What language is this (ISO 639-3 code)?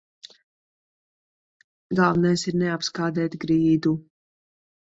lav